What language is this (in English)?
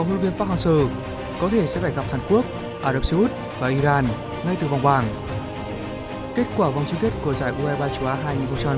Vietnamese